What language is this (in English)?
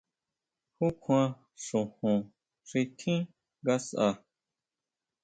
Huautla Mazatec